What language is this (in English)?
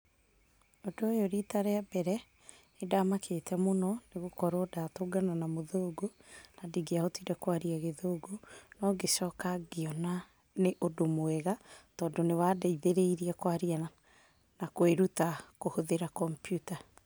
Kikuyu